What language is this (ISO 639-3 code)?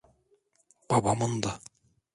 tur